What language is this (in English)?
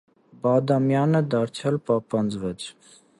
Armenian